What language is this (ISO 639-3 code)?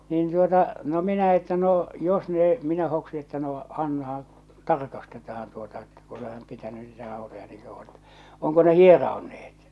fin